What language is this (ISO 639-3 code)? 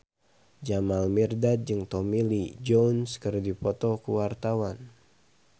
sun